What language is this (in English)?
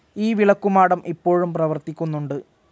Malayalam